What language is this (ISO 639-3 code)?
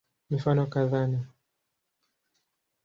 swa